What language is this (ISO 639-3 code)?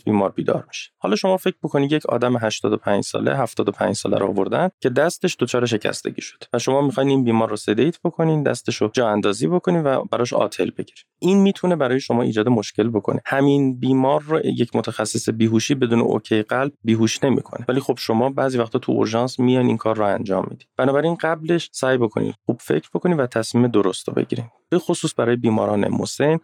fas